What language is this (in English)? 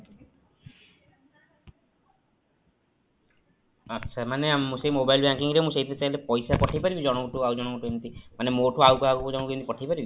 Odia